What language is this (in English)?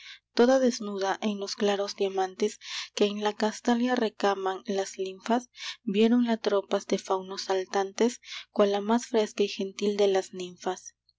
Spanish